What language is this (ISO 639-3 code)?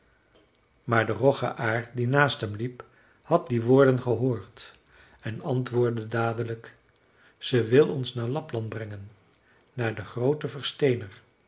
nld